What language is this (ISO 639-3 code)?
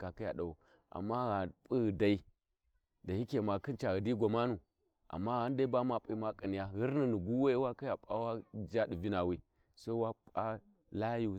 wji